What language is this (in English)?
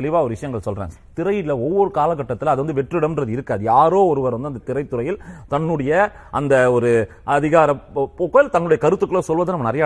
Tamil